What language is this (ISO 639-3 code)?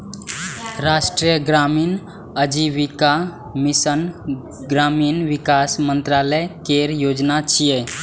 mai